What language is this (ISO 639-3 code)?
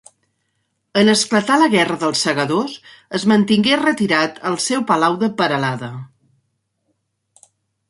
cat